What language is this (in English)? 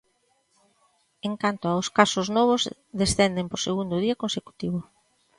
Galician